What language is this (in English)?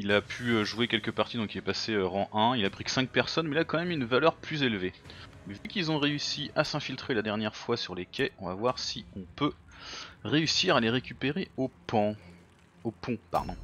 French